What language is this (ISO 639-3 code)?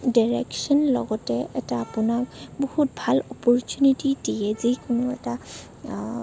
asm